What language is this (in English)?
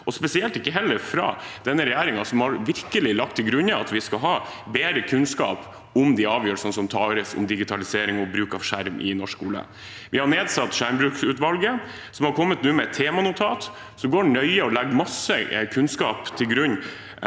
Norwegian